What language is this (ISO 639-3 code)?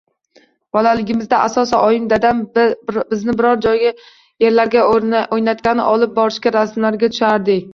uzb